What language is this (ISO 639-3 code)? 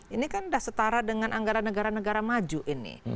ind